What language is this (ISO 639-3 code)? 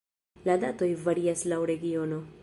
epo